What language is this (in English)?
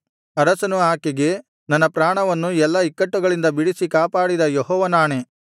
Kannada